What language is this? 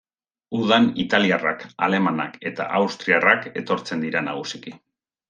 Basque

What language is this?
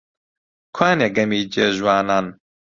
Central Kurdish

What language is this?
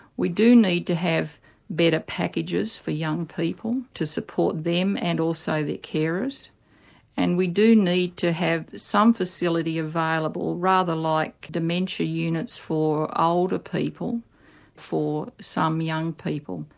English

